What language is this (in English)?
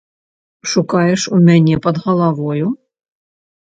Belarusian